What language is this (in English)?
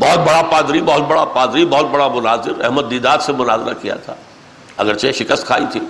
Urdu